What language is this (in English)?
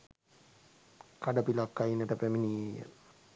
Sinhala